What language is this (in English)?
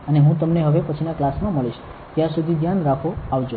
Gujarati